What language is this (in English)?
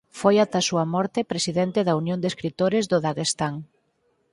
Galician